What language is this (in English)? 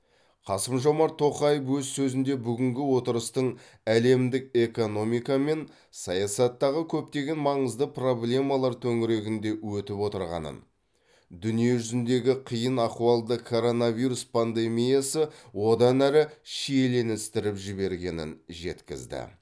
Kazakh